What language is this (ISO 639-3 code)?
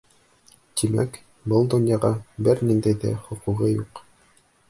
bak